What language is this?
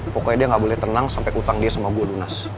Indonesian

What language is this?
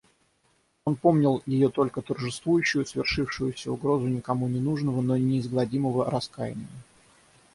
Russian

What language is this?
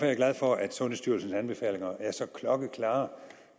Danish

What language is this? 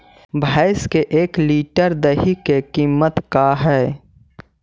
Magahi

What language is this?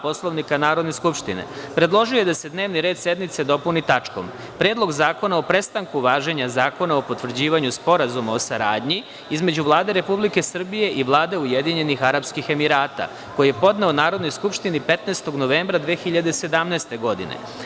Serbian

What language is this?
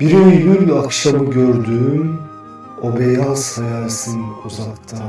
Turkish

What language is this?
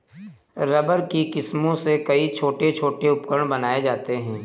Hindi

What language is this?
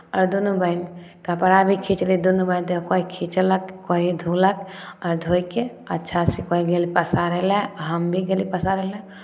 Maithili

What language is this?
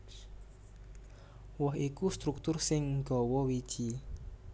Javanese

